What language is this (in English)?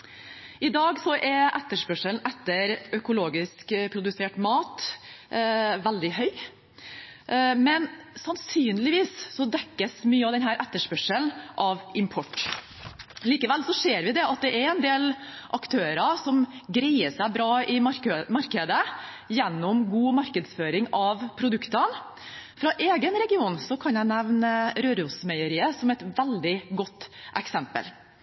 Norwegian Bokmål